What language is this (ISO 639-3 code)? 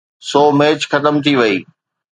snd